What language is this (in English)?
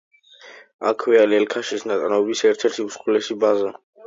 Georgian